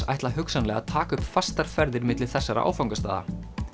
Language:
Icelandic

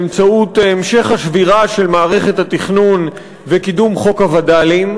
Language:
Hebrew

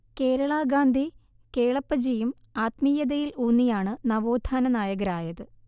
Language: Malayalam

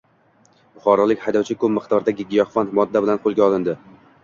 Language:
Uzbek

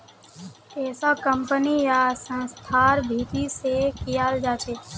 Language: Magahi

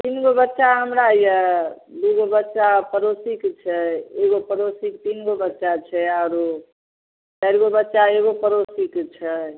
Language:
Maithili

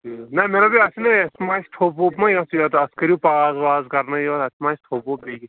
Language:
Kashmiri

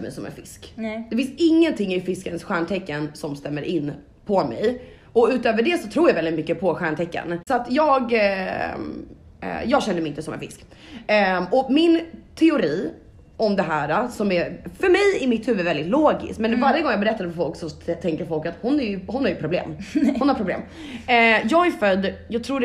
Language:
Swedish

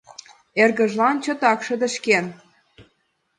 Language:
Mari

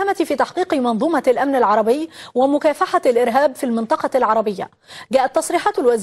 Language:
Arabic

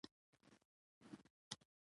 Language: Pashto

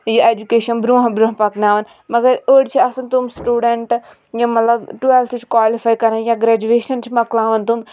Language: Kashmiri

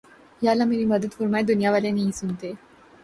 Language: Urdu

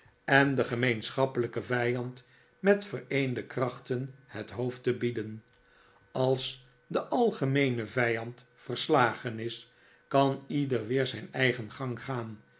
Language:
Dutch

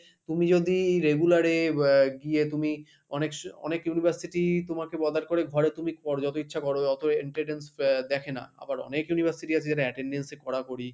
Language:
Bangla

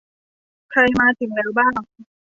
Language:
Thai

